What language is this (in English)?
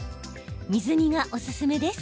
Japanese